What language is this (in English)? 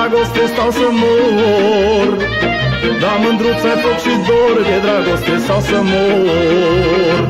Romanian